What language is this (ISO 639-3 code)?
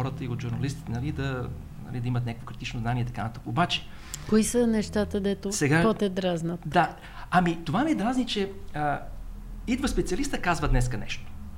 bul